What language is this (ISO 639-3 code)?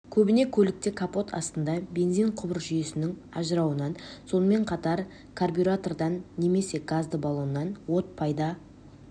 kaz